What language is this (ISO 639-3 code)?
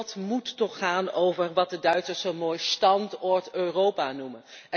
nld